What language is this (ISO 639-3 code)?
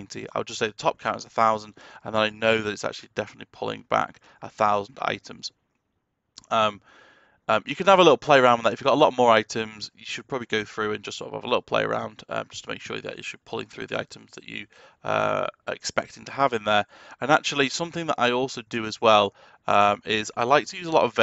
eng